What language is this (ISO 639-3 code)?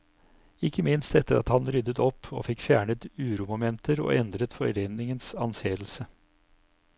nor